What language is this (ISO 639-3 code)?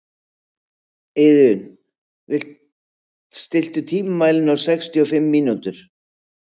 isl